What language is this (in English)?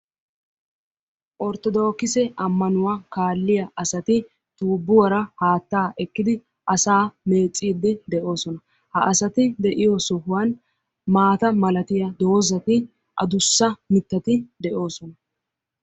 Wolaytta